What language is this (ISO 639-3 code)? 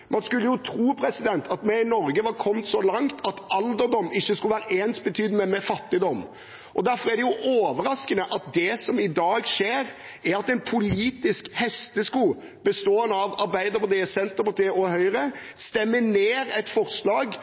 nob